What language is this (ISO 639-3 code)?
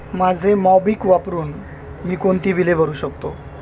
mar